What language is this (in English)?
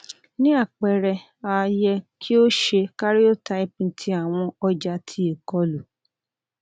Yoruba